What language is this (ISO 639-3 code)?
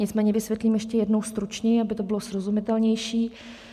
ces